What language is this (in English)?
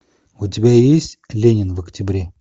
Russian